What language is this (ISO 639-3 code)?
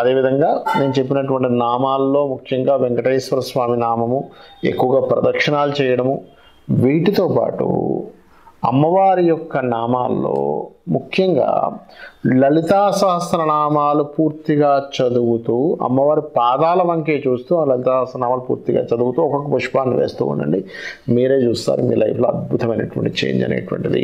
tel